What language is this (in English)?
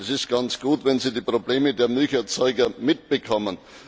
German